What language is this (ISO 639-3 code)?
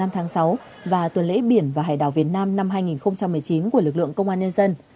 vie